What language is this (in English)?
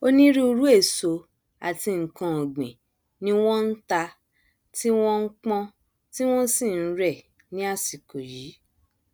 Yoruba